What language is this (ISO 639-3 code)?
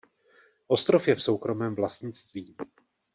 ces